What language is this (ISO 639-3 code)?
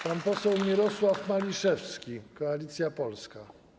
pol